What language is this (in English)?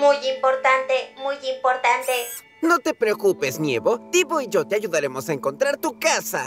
Spanish